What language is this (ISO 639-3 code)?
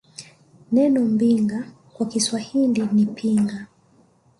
swa